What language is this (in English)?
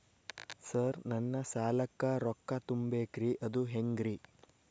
Kannada